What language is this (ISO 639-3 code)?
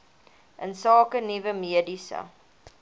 afr